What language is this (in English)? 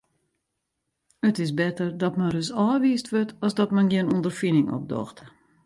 Western Frisian